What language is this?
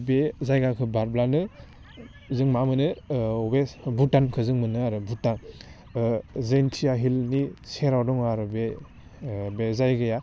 Bodo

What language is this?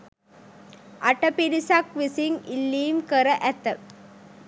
Sinhala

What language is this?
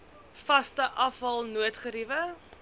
Afrikaans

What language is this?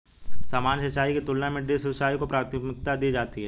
Hindi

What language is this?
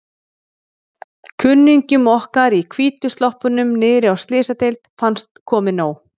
Icelandic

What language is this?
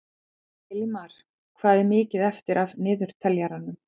Icelandic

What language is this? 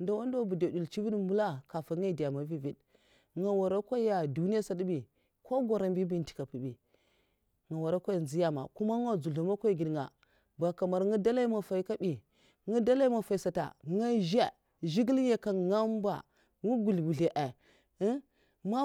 Mafa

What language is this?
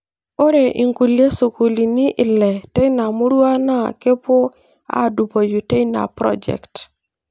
Masai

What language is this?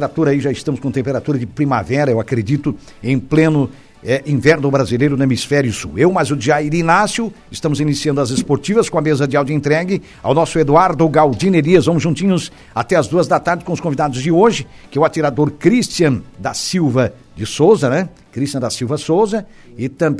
Portuguese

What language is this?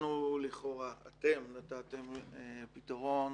Hebrew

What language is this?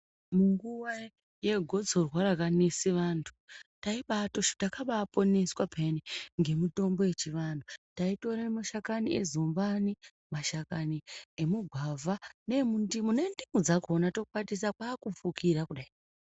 Ndau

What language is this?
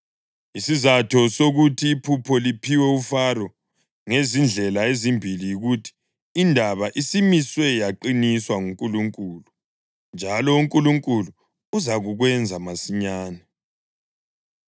North Ndebele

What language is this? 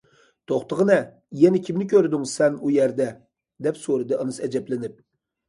Uyghur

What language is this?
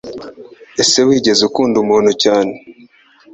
Kinyarwanda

